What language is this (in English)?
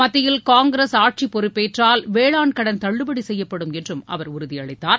Tamil